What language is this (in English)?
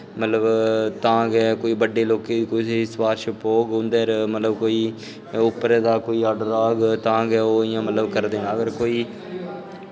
Dogri